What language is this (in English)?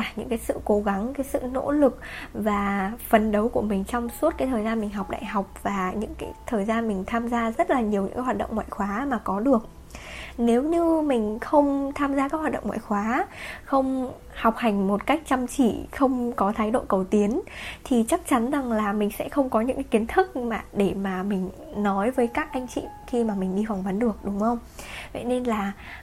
Vietnamese